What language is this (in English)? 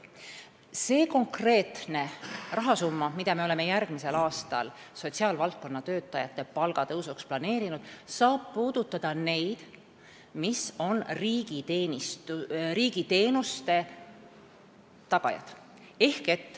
Estonian